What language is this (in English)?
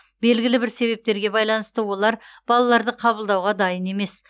Kazakh